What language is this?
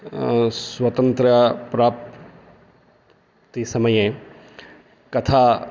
Sanskrit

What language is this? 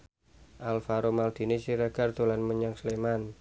Javanese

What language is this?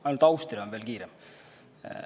Estonian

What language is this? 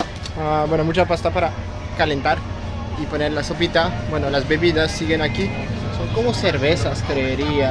Spanish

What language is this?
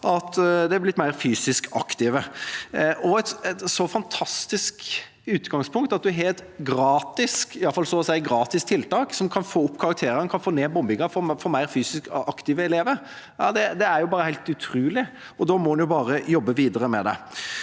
Norwegian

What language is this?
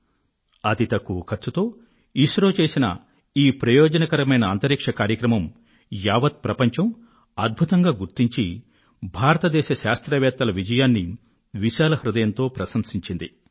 Telugu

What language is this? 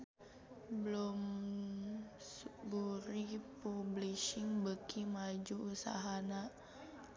Sundanese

